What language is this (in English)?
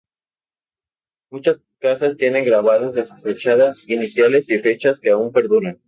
Spanish